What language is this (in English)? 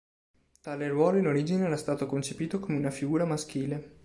Italian